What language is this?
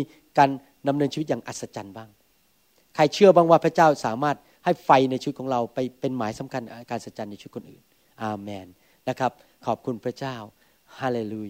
Thai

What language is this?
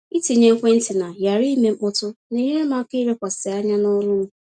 Igbo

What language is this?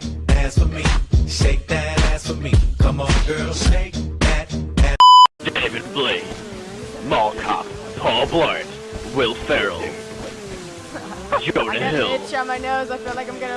English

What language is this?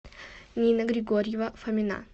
Russian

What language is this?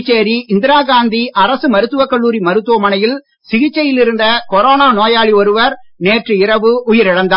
Tamil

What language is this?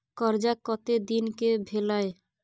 Maithili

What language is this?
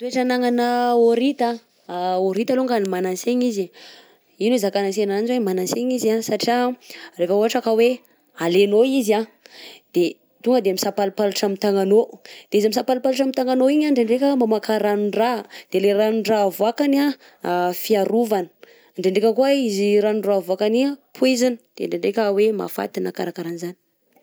Southern Betsimisaraka Malagasy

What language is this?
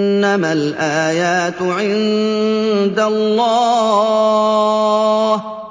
Arabic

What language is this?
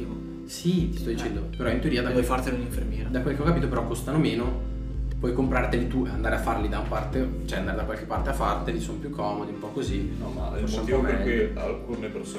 Italian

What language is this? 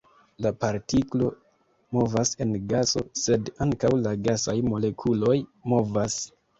Esperanto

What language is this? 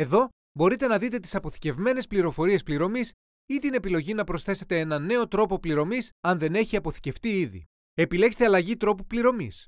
Greek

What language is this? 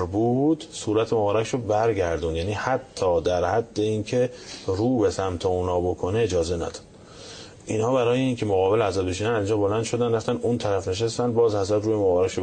Persian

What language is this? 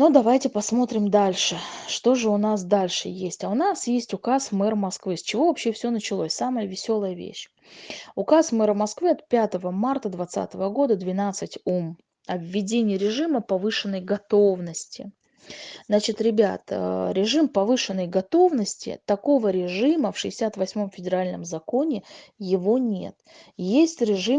Russian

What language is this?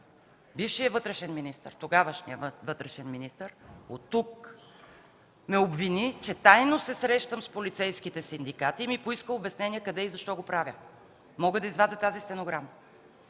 Bulgarian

